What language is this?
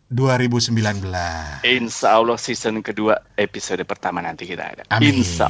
Indonesian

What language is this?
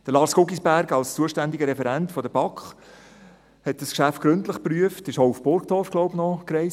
Swiss German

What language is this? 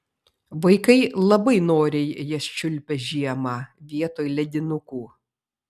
Lithuanian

